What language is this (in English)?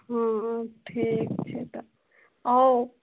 Maithili